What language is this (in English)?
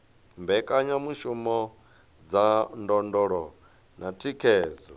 Venda